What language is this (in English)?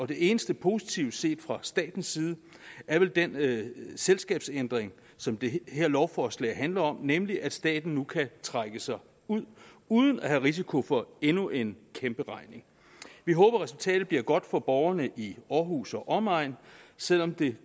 Danish